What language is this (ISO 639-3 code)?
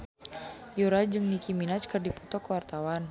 sun